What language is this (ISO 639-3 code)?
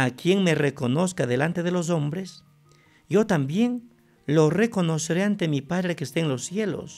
spa